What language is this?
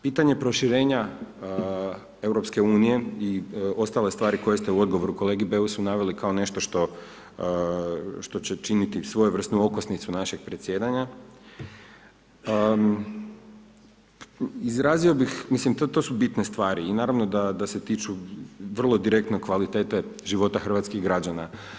Croatian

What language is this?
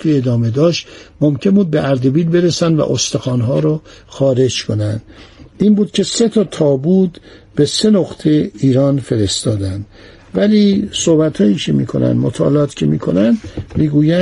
Persian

